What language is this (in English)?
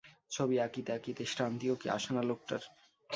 Bangla